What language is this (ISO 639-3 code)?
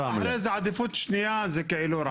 heb